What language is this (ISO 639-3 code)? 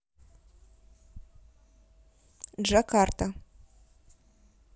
rus